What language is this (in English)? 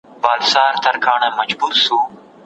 Pashto